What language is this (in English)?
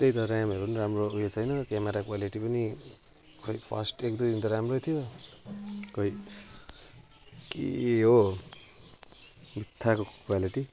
Nepali